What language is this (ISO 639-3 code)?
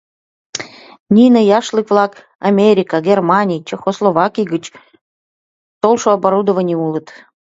chm